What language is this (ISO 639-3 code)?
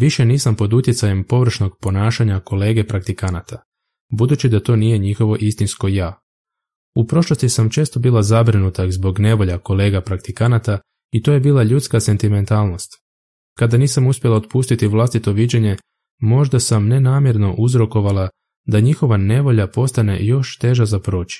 hrv